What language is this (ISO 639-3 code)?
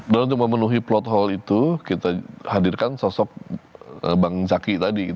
ind